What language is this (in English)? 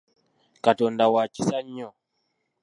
Ganda